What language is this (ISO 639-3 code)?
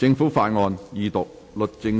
yue